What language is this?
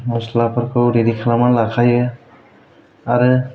Bodo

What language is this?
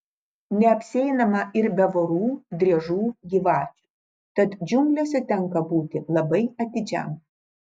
Lithuanian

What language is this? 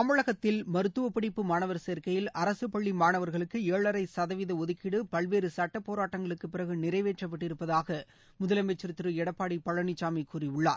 Tamil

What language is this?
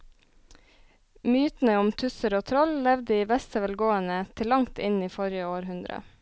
Norwegian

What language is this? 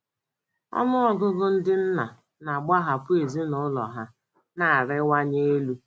Igbo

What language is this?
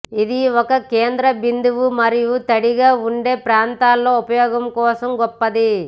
Telugu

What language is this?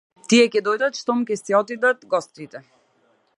Macedonian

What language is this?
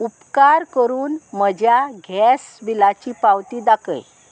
Konkani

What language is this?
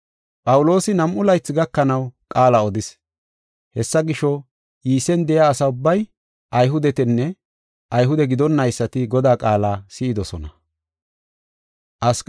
Gofa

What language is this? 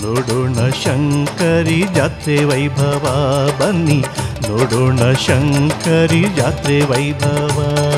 Kannada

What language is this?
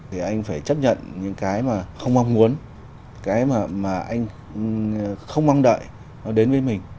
Vietnamese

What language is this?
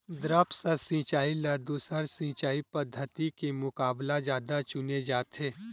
Chhattisgarhi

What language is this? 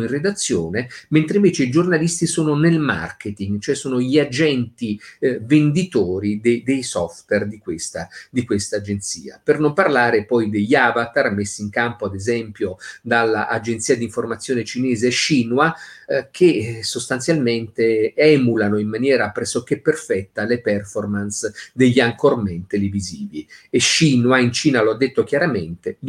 Italian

